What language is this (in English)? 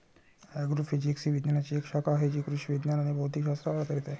Marathi